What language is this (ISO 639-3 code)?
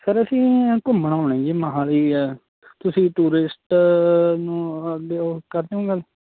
pan